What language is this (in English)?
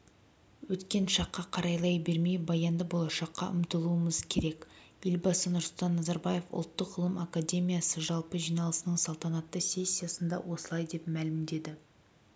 Kazakh